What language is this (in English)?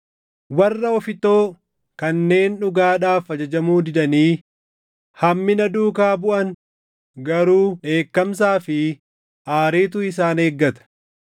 Oromo